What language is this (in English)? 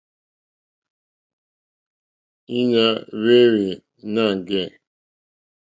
Mokpwe